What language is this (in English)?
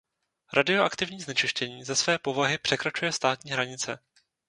Czech